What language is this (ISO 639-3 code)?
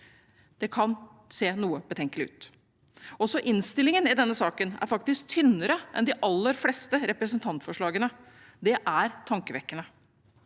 nor